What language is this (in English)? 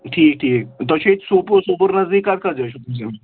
Kashmiri